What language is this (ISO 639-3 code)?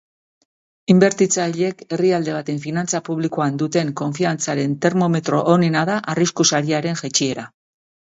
eus